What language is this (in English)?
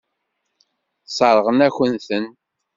Kabyle